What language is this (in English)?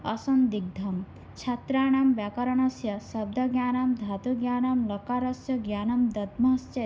Sanskrit